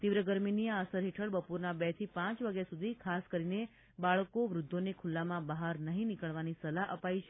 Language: Gujarati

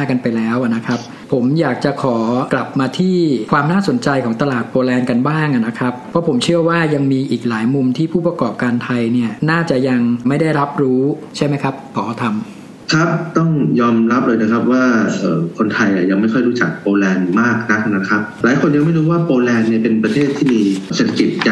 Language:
Thai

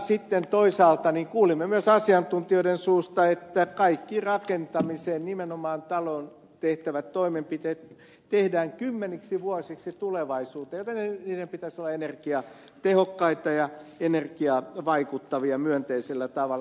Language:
Finnish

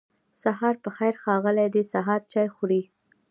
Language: Pashto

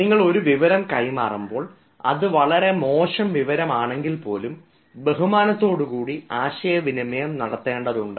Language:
Malayalam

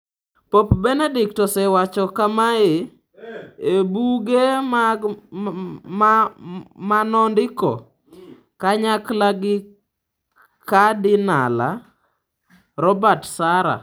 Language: Luo (Kenya and Tanzania)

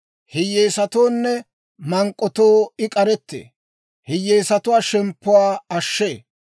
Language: Dawro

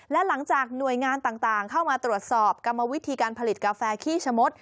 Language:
Thai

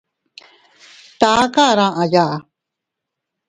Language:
Teutila Cuicatec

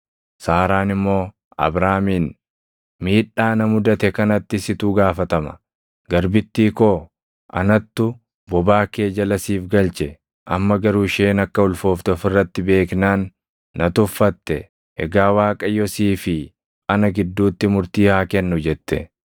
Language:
Oromo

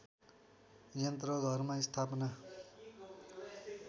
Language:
Nepali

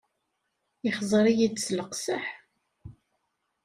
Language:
Kabyle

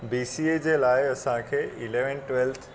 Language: Sindhi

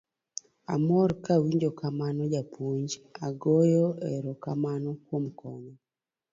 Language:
Luo (Kenya and Tanzania)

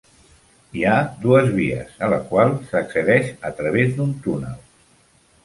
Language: Catalan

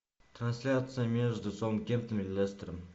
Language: Russian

